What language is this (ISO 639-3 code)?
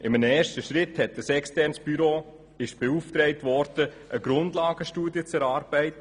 gsw